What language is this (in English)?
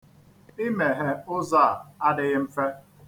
Igbo